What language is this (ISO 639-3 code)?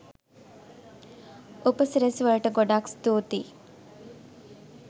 sin